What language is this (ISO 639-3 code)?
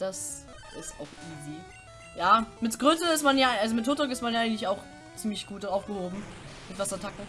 deu